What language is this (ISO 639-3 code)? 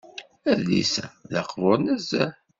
kab